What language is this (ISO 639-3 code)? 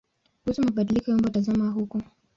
swa